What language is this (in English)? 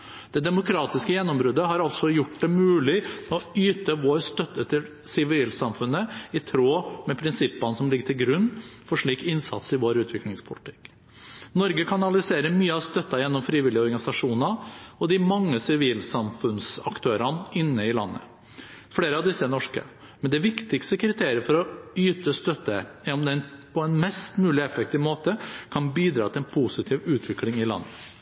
Norwegian Bokmål